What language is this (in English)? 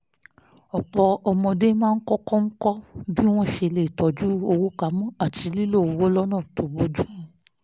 Yoruba